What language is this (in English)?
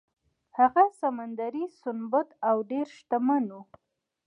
Pashto